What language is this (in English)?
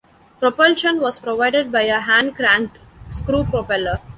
English